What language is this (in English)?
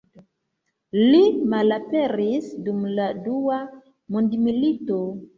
Esperanto